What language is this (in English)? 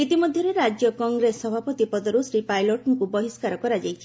Odia